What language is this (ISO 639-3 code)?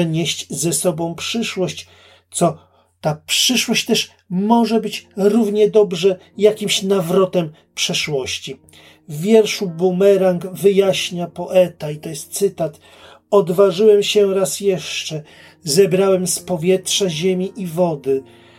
pol